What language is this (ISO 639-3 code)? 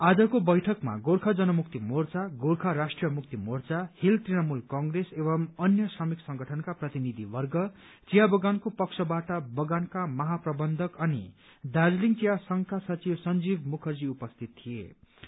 nep